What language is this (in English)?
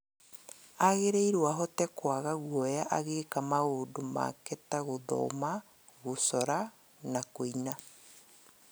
Kikuyu